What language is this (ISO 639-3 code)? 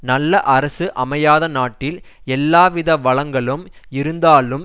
tam